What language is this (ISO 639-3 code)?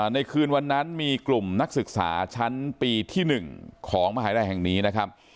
tha